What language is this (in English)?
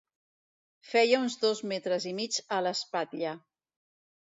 Catalan